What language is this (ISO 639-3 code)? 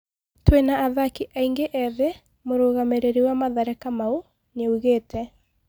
kik